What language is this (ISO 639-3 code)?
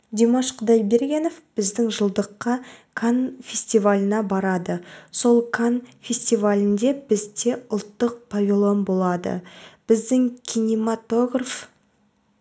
kaz